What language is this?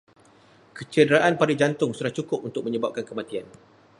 Malay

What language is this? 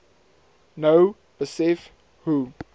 Afrikaans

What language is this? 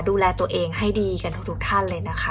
Thai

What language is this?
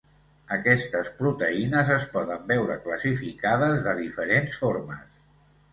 Catalan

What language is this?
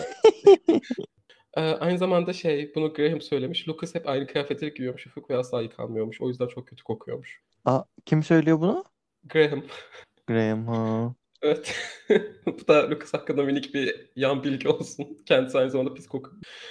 Turkish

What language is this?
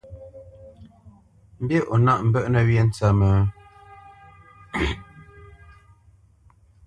Bamenyam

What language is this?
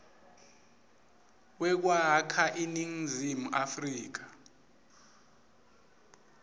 Swati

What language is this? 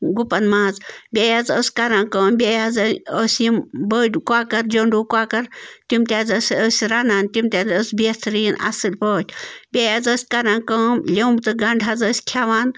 Kashmiri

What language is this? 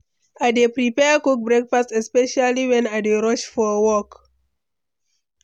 Nigerian Pidgin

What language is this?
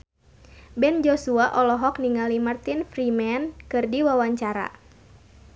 Sundanese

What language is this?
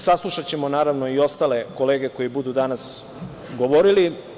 Serbian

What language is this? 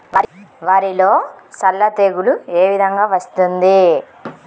Telugu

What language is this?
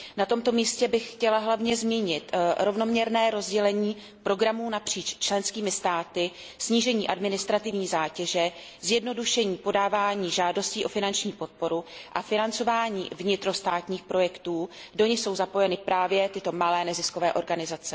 Czech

